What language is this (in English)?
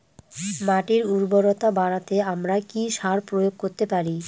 Bangla